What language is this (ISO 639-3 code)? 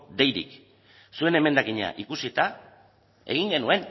eus